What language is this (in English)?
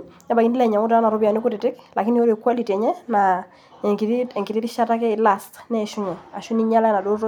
Masai